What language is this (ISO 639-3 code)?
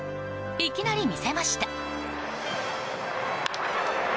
jpn